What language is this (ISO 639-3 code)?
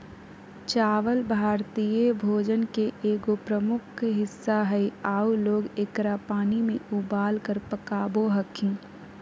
mag